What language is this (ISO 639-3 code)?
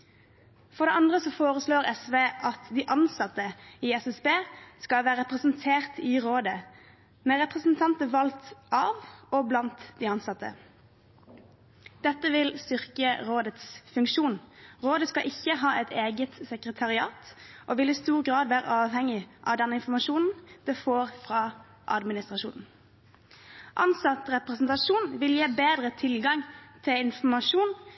nob